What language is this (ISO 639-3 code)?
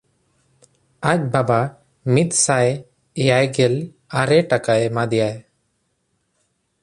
sat